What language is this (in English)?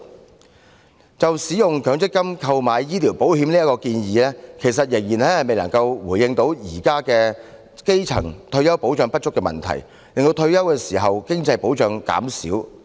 Cantonese